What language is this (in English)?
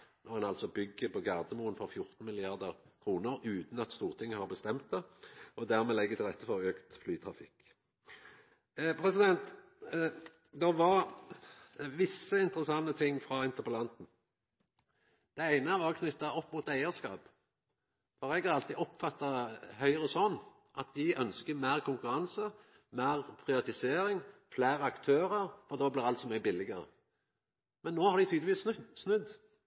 Norwegian Nynorsk